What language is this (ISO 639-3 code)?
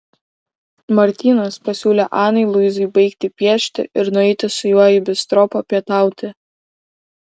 lit